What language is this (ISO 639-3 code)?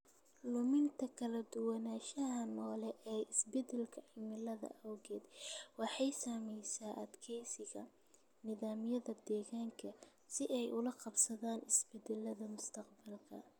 som